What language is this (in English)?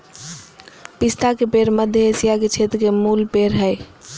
Magahi